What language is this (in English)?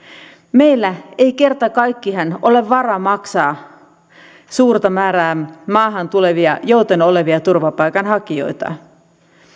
Finnish